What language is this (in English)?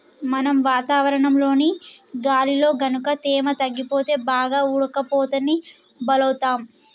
Telugu